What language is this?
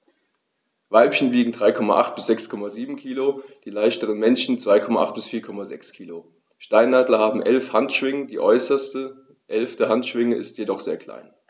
German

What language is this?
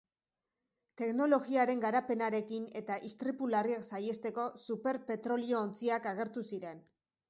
Basque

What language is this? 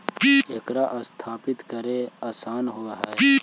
Magahi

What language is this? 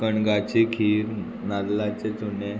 Konkani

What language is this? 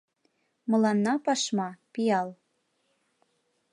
Mari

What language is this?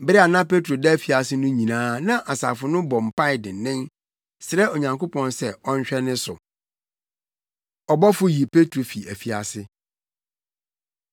Akan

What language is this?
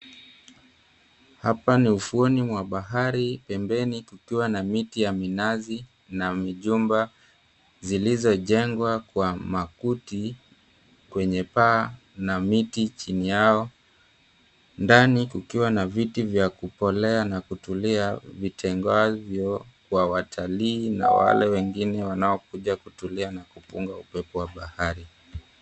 Swahili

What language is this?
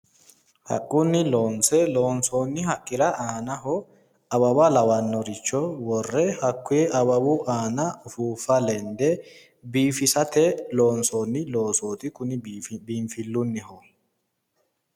Sidamo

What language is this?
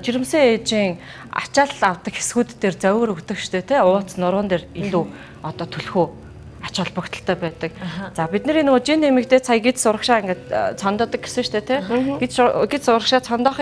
Romanian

